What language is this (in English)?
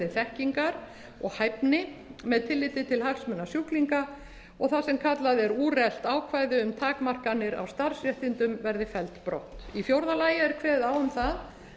Icelandic